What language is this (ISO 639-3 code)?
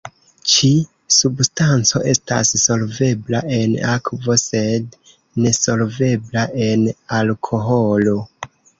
epo